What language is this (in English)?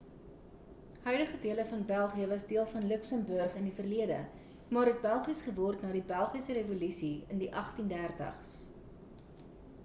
Afrikaans